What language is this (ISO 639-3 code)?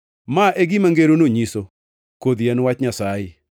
luo